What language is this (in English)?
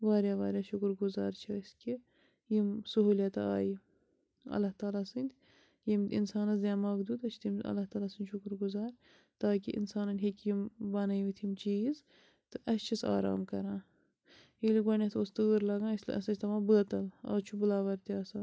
Kashmiri